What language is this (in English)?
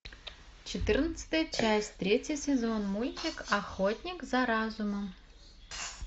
Russian